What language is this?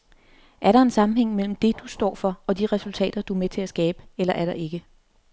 Danish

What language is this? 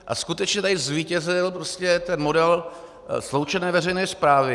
Czech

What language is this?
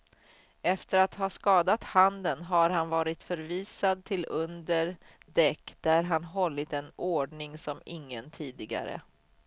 Swedish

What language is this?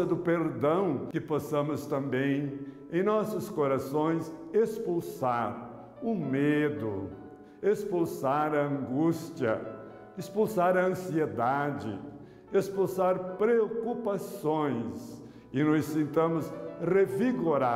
Portuguese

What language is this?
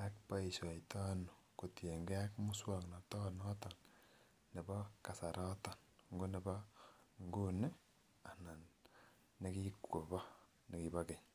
Kalenjin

